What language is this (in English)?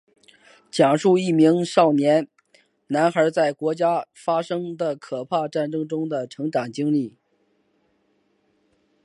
Chinese